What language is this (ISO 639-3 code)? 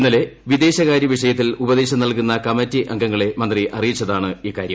mal